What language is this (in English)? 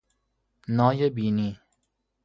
Persian